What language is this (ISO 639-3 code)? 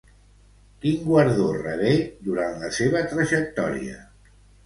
cat